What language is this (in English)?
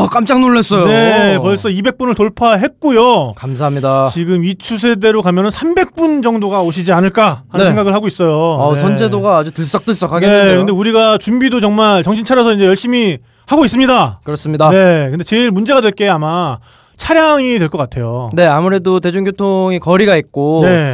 Korean